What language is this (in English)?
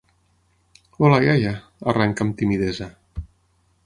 Catalan